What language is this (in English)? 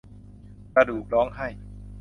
Thai